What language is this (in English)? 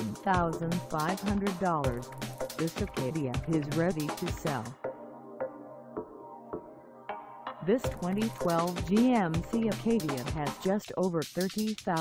English